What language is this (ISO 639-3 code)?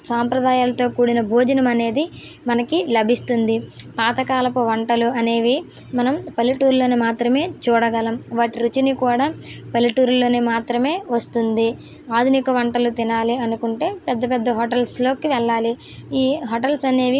tel